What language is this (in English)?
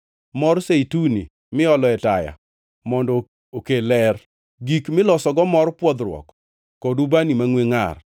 Luo (Kenya and Tanzania)